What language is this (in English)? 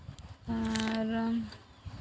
Santali